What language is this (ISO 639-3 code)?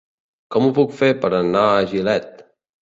cat